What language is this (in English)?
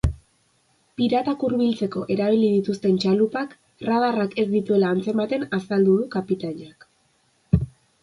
Basque